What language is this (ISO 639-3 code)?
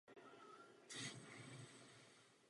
ces